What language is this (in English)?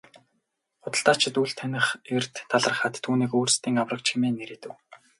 Mongolian